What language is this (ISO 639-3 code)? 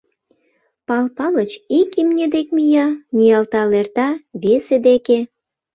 chm